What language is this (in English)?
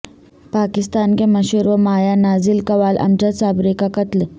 Urdu